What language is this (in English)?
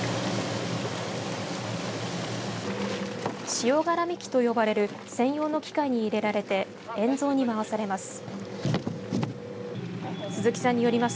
Japanese